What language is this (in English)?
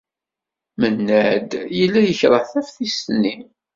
Kabyle